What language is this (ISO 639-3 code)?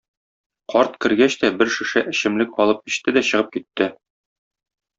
tat